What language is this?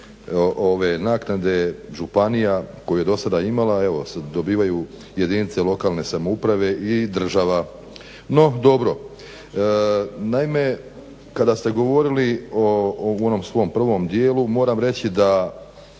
Croatian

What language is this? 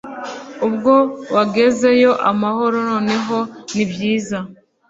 Kinyarwanda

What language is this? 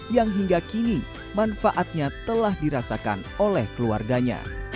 Indonesian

